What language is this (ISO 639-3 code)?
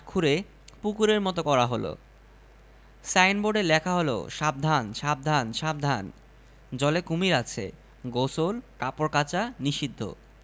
ben